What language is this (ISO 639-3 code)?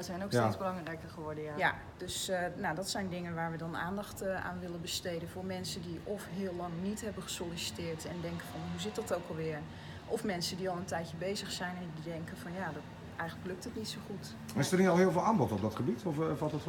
nld